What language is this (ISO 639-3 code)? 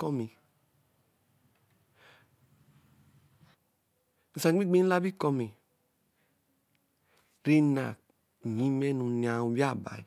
elm